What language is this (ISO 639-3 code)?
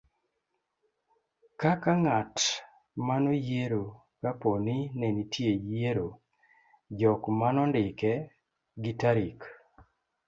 luo